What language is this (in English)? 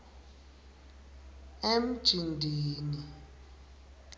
Swati